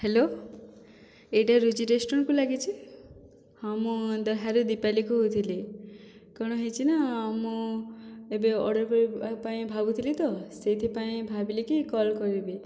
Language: Odia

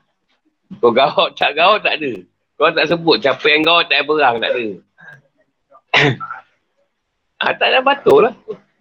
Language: Malay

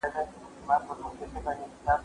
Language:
Pashto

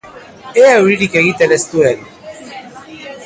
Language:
Basque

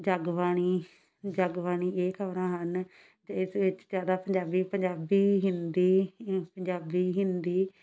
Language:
Punjabi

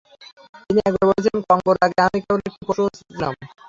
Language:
Bangla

